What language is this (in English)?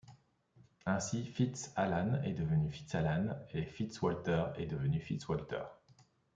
French